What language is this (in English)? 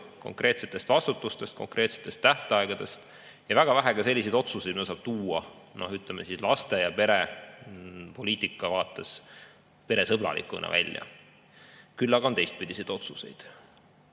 Estonian